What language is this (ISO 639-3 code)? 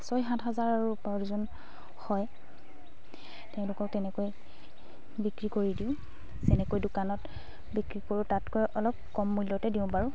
asm